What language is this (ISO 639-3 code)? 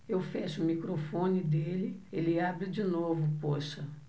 por